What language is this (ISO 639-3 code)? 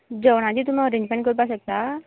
kok